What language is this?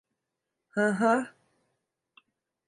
Turkish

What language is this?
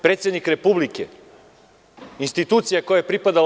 Serbian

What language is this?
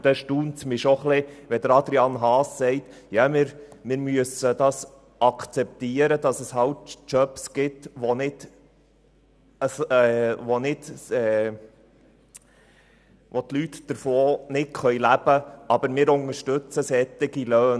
Swiss German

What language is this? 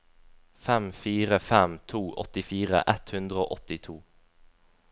Norwegian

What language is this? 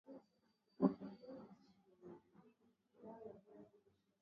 Swahili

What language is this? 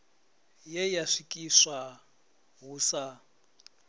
Venda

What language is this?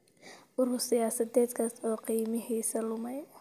Somali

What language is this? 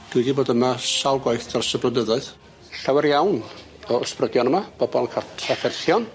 Welsh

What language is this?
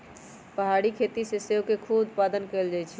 Magahi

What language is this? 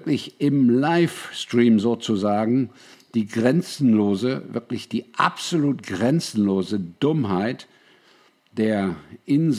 German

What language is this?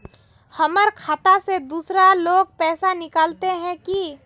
Magahi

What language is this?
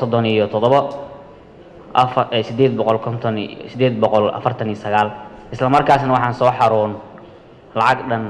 Arabic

